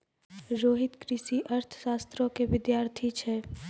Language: Maithili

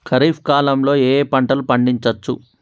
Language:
Telugu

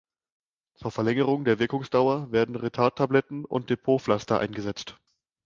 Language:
German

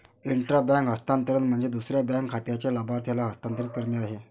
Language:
Marathi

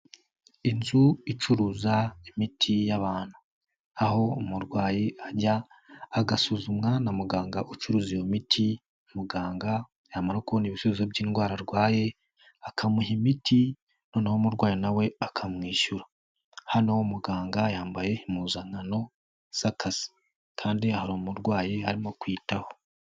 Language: Kinyarwanda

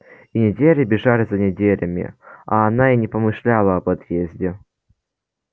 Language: Russian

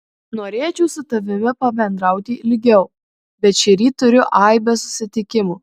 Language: Lithuanian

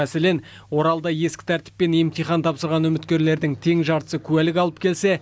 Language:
Kazakh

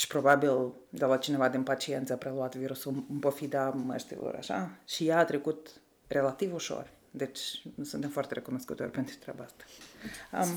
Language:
Romanian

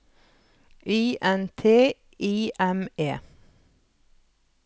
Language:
Norwegian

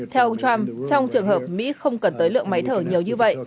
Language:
Vietnamese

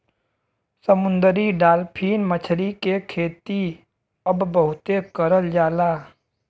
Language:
Bhojpuri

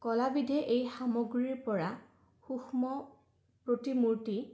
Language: Assamese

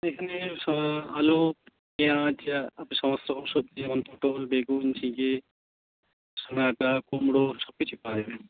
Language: Bangla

